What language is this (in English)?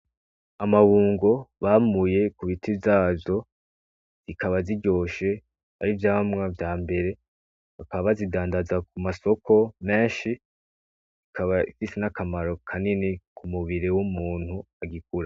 Rundi